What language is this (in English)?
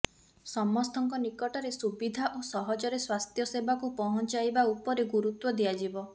Odia